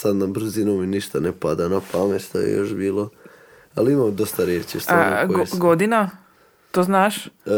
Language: Croatian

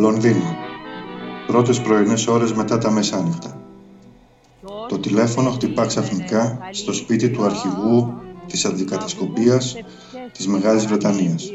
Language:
Greek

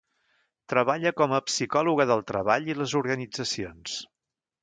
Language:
Catalan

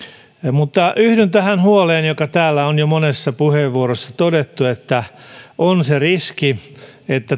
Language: Finnish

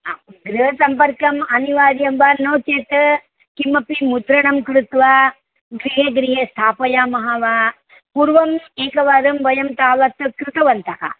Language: Sanskrit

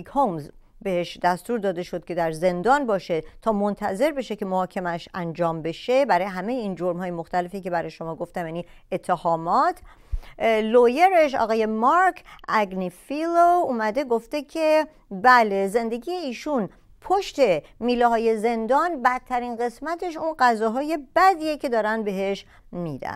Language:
Persian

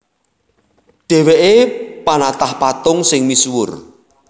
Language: Javanese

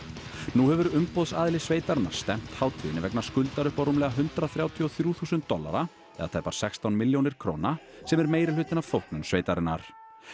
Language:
Icelandic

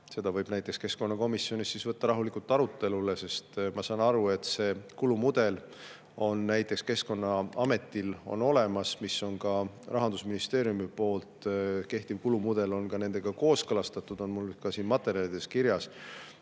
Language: Estonian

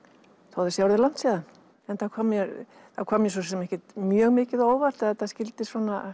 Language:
Icelandic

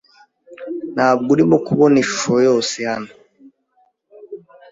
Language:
Kinyarwanda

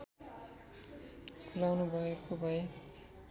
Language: Nepali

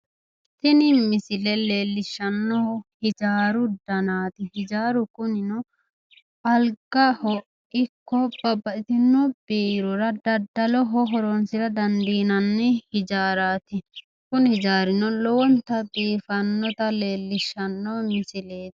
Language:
Sidamo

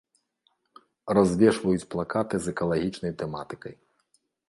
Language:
Belarusian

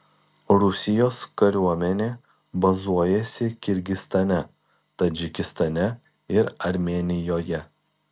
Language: Lithuanian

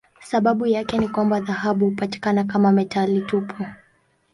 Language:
Swahili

